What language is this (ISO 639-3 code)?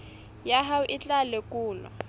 sot